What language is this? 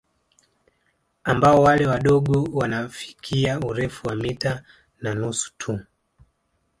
Swahili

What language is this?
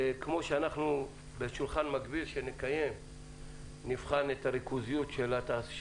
Hebrew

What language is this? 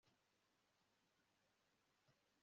Kinyarwanda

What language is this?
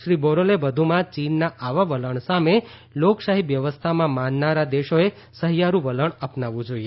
Gujarati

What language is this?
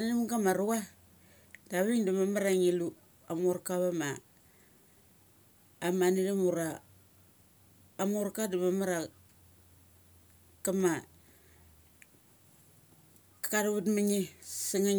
Mali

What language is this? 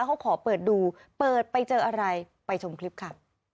Thai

